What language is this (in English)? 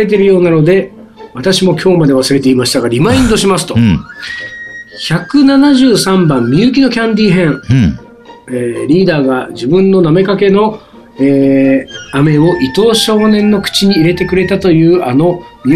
Japanese